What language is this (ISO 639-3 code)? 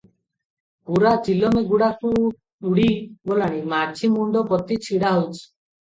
ori